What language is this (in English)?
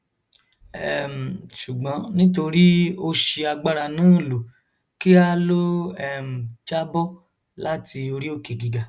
Yoruba